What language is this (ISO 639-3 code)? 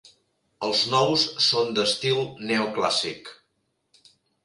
cat